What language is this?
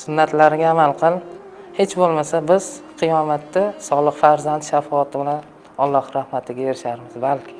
Turkish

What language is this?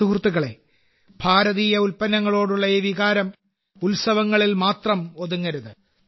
Malayalam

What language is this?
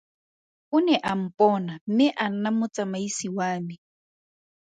Tswana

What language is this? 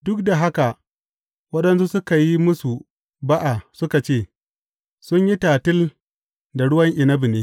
Hausa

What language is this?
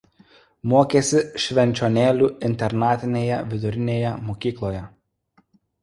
Lithuanian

